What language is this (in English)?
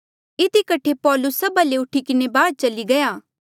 Mandeali